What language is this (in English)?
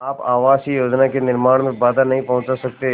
Hindi